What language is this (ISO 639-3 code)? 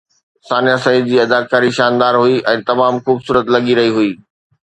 snd